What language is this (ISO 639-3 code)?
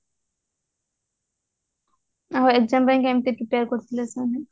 ori